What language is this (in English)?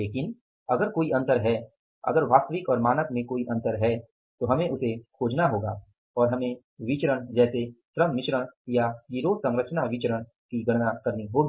Hindi